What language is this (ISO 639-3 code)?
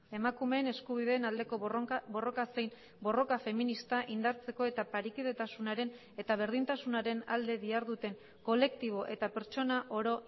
eus